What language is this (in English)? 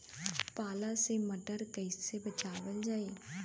Bhojpuri